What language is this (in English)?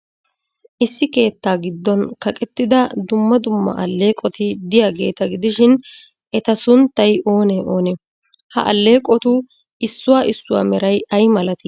Wolaytta